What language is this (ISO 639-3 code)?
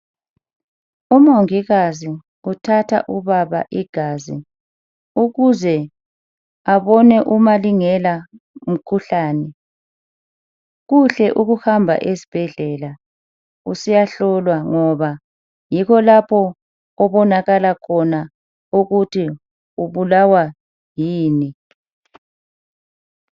nde